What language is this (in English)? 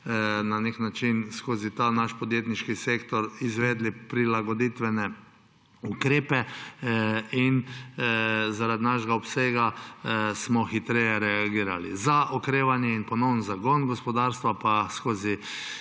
Slovenian